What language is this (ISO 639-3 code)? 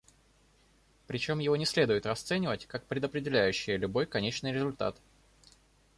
rus